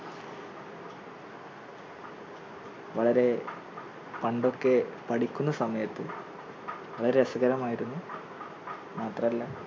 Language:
Malayalam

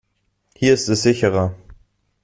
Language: German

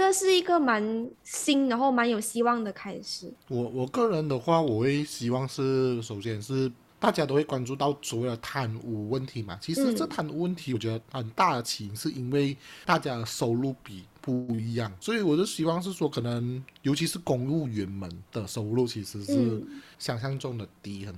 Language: Chinese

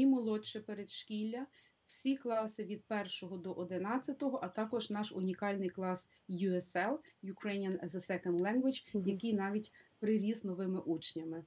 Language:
Ukrainian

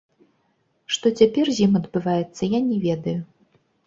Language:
Belarusian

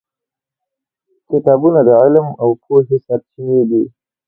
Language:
Pashto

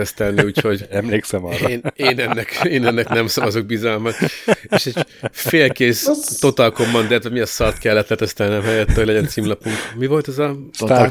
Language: Hungarian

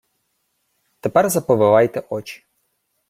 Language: Ukrainian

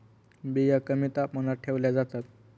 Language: Marathi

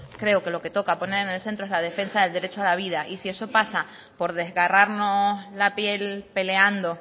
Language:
Spanish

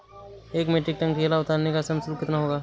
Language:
Hindi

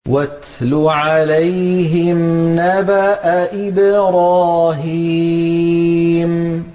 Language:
Arabic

